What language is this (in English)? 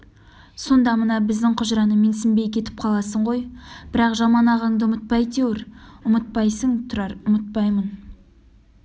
Kazakh